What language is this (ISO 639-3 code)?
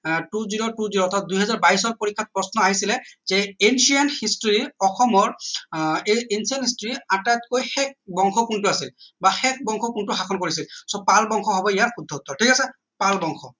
asm